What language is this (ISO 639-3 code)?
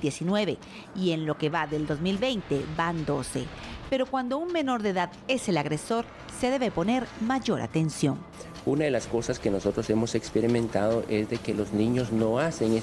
spa